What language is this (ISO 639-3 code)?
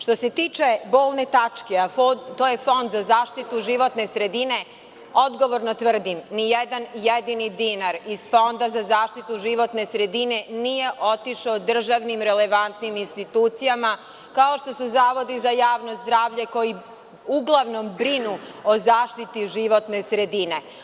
srp